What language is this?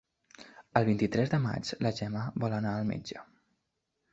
Catalan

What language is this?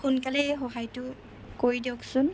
Assamese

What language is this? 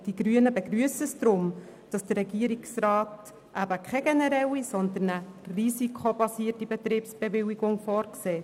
Swiss German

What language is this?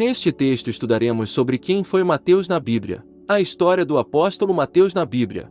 Portuguese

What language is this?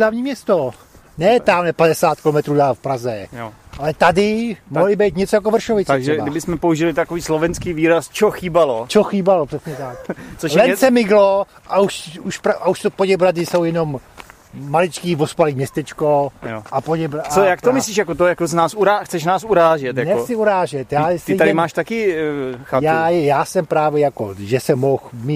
Czech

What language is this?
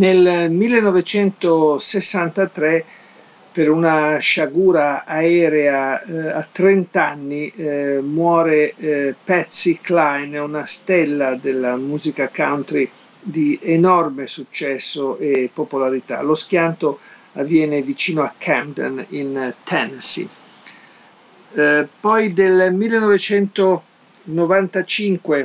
Italian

